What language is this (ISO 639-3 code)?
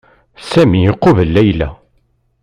kab